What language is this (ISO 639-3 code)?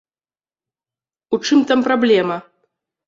bel